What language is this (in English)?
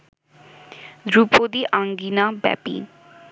Bangla